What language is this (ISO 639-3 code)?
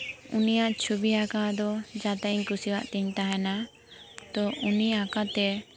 sat